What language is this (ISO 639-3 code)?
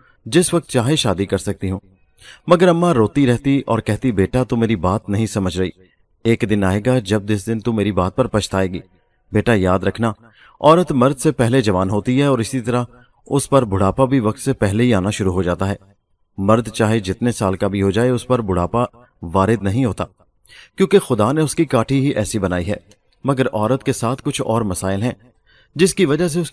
urd